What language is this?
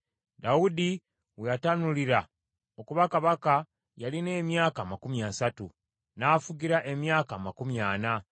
Ganda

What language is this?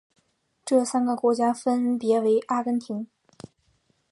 Chinese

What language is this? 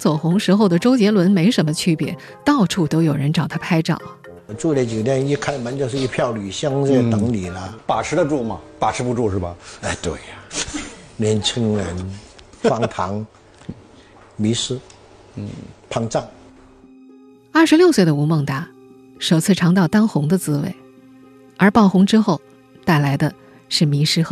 Chinese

